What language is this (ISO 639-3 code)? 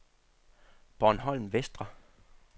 dan